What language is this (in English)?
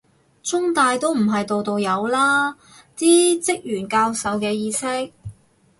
Cantonese